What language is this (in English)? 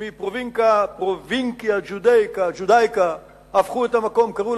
Hebrew